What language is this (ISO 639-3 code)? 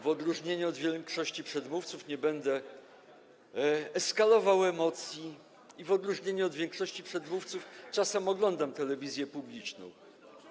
pol